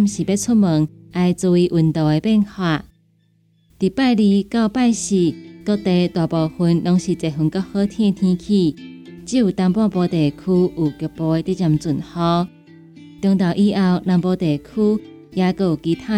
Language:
Chinese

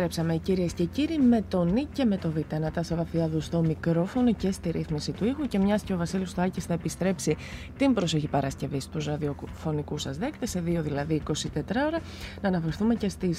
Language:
Greek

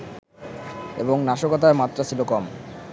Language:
Bangla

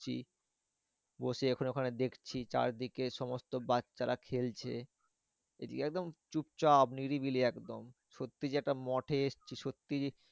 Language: Bangla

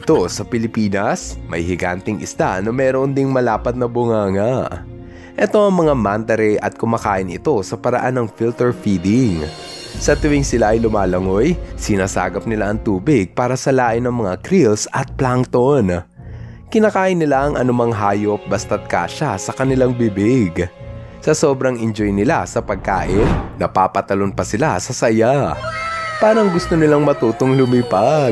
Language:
Filipino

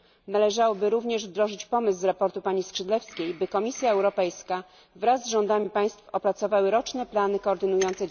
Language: Polish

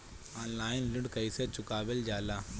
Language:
Bhojpuri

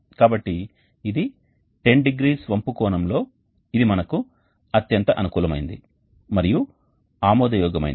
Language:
Telugu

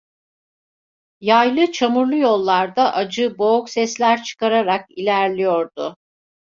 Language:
Turkish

